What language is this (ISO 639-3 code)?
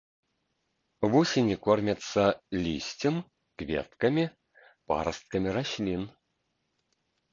bel